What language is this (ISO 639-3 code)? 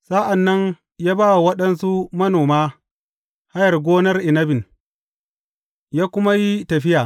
hau